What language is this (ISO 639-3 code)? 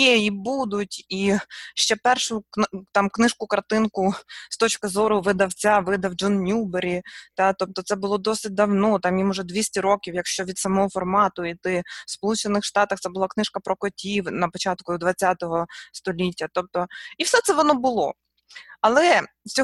ukr